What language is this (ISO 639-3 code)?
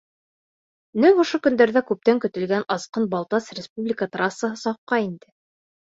bak